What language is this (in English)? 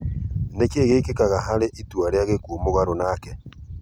Kikuyu